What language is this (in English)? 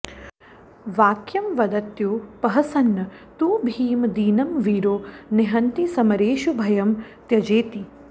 Sanskrit